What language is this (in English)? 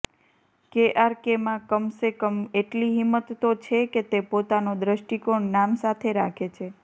Gujarati